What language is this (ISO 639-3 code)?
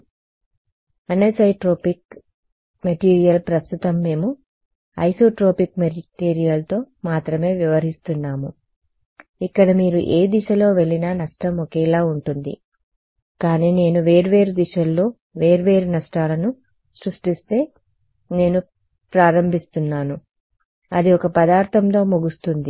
tel